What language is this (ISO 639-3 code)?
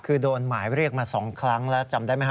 tha